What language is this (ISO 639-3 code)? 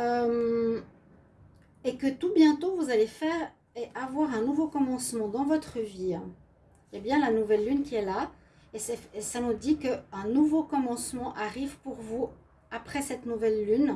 fra